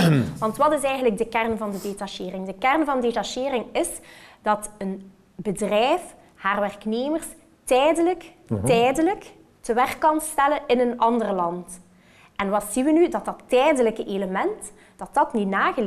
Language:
Dutch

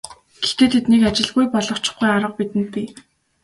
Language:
Mongolian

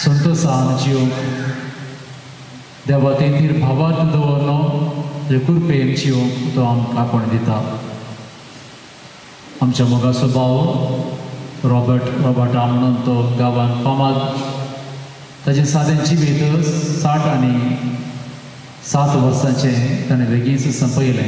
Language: Romanian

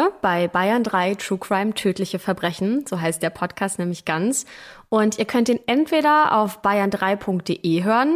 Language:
German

